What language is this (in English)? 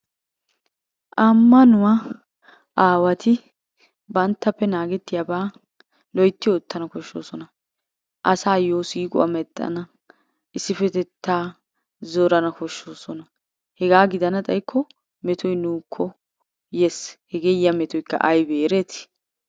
Wolaytta